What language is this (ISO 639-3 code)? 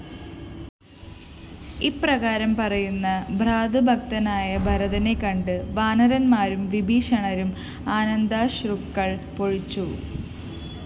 mal